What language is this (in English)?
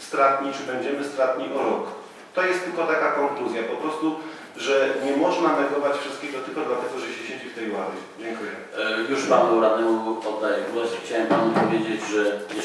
Polish